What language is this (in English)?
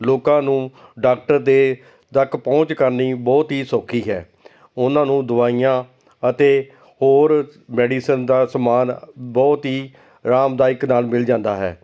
Punjabi